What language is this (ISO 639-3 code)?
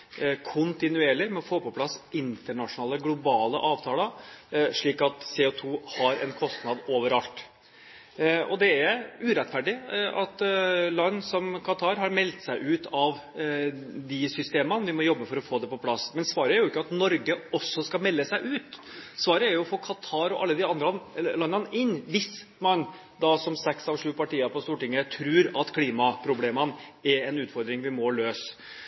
nob